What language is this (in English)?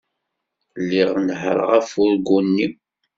Kabyle